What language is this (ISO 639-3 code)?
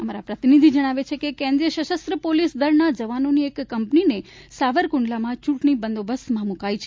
guj